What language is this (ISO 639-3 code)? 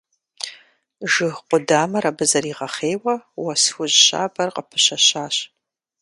kbd